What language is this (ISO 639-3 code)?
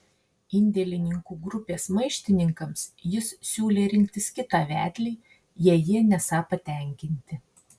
lit